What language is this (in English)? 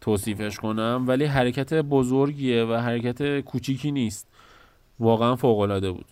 Persian